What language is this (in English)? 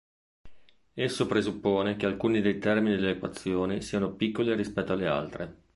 Italian